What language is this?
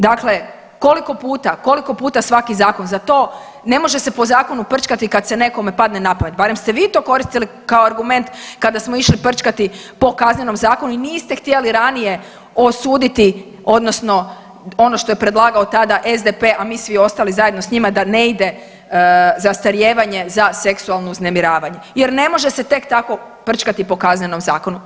Croatian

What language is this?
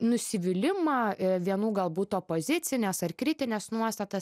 Lithuanian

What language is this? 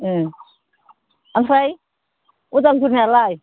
Bodo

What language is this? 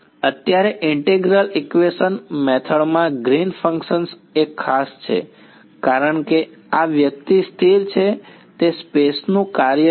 Gujarati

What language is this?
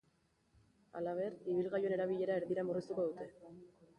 Basque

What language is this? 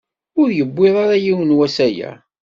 Kabyle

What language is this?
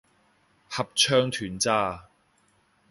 Cantonese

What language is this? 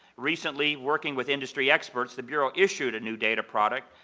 English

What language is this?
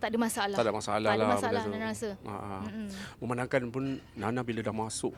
Malay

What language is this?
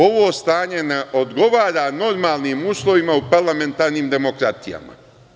Serbian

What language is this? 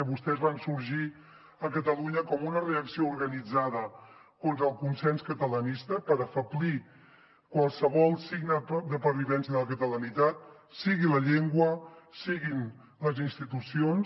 Catalan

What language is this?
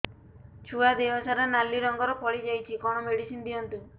Odia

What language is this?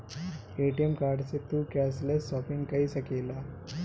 Bhojpuri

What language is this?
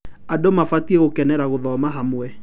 Kikuyu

